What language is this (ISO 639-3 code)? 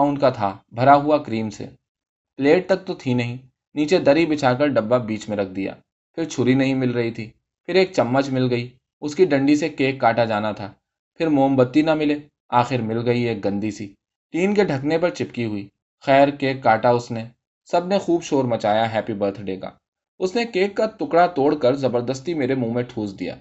urd